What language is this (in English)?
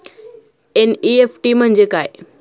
Marathi